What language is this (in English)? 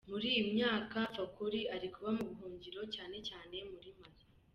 Kinyarwanda